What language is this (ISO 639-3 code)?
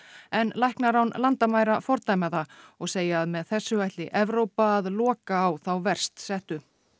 isl